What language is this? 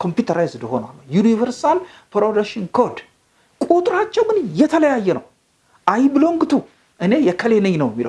English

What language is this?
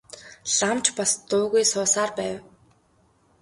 Mongolian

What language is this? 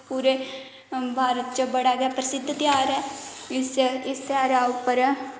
Dogri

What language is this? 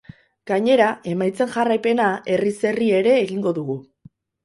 Basque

